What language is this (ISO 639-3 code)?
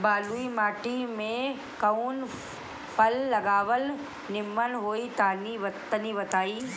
bho